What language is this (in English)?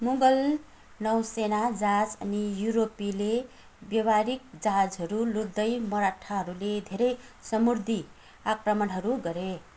Nepali